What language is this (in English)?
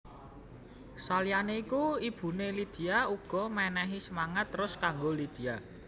Javanese